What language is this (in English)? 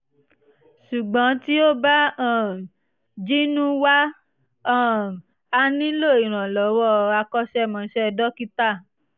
Yoruba